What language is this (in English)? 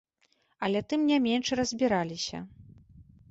Belarusian